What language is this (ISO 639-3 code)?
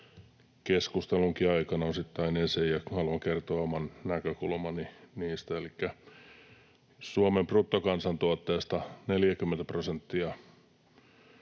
fin